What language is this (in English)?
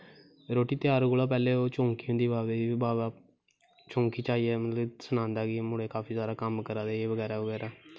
Dogri